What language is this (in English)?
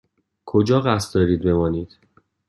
Persian